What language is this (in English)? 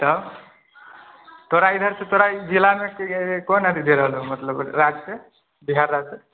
Maithili